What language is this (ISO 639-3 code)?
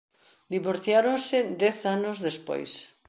glg